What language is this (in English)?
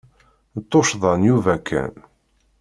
Kabyle